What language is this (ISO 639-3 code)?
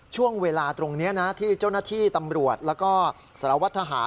tha